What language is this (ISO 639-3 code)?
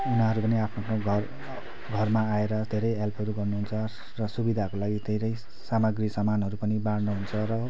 nep